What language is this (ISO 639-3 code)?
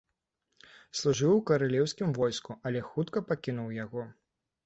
bel